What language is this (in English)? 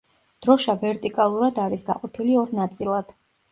Georgian